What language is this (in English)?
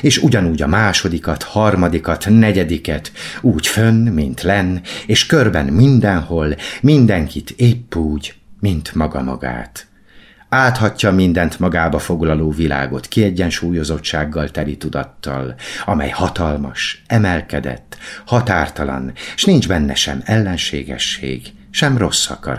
Hungarian